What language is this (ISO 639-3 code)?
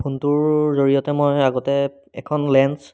asm